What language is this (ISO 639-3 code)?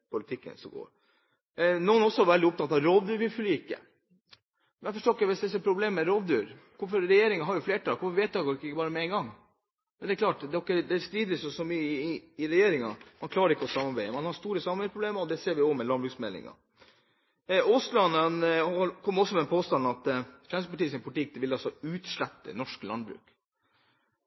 nob